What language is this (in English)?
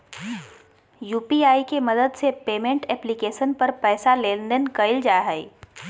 Magahi